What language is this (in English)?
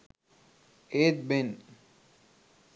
Sinhala